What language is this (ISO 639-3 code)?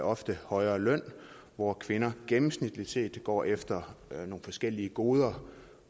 dan